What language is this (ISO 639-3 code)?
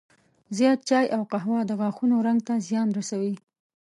pus